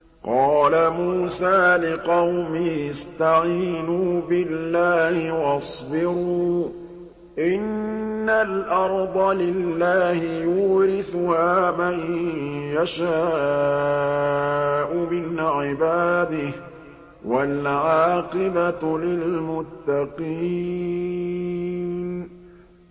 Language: Arabic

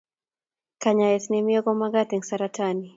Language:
Kalenjin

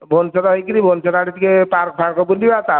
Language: Odia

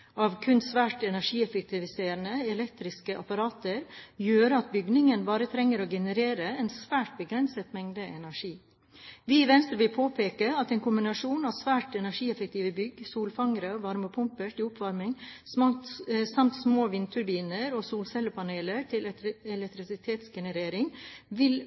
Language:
Norwegian Bokmål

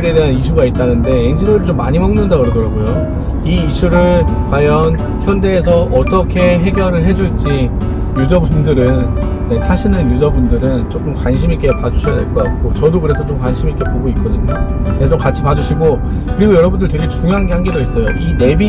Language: Korean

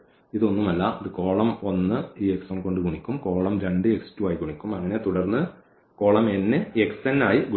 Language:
Malayalam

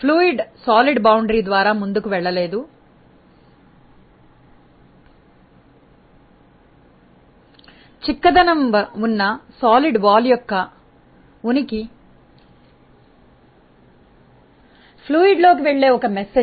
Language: Telugu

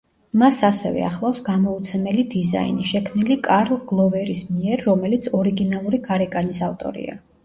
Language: Georgian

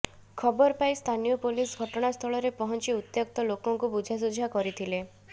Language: Odia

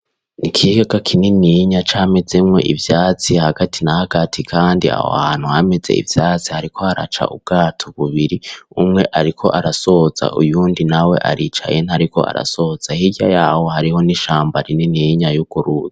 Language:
Rundi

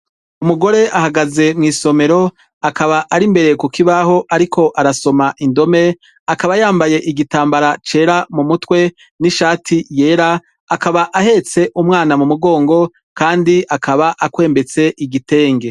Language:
Rundi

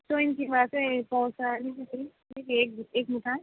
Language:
Nepali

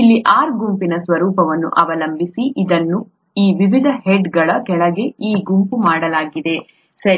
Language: Kannada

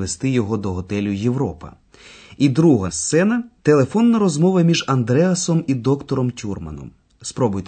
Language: Ukrainian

